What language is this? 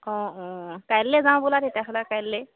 Assamese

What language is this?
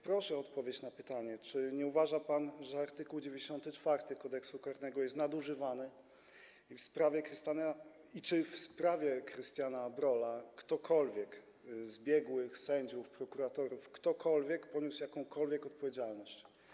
Polish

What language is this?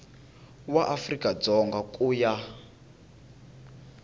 Tsonga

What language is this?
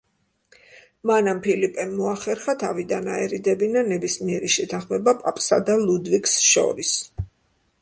Georgian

